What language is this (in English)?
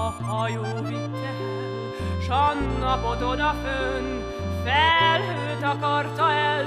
Hungarian